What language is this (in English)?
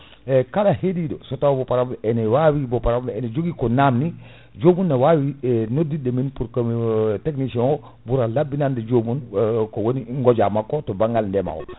Fula